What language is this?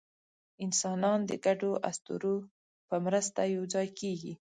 Pashto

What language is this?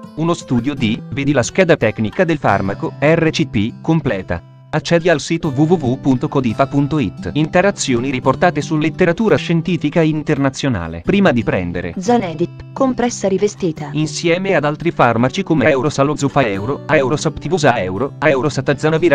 Italian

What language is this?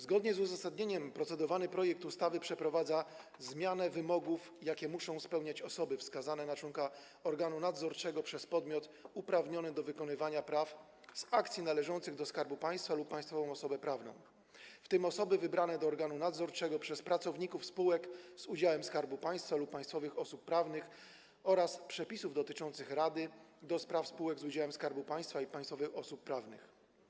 Polish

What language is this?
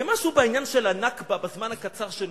Hebrew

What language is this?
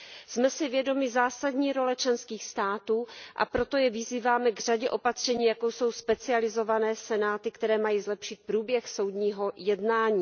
Czech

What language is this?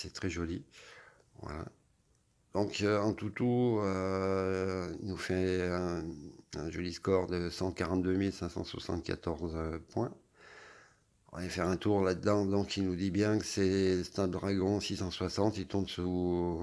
French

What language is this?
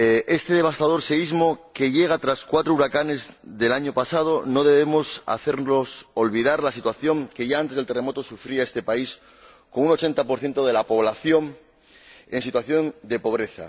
Spanish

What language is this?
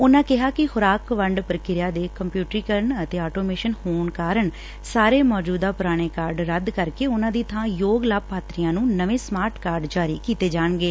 Punjabi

